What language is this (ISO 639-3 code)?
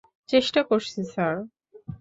ben